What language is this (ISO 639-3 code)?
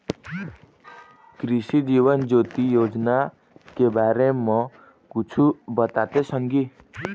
hne